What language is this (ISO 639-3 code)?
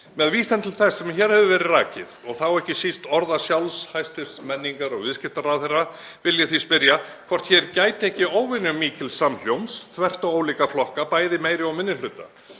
isl